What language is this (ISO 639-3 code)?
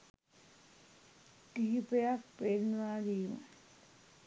sin